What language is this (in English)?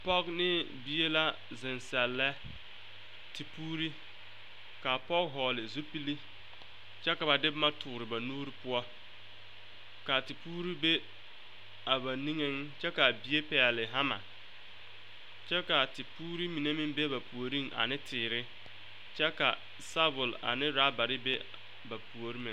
Southern Dagaare